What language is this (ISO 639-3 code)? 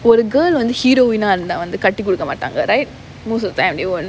eng